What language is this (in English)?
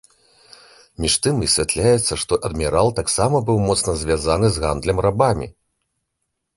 Belarusian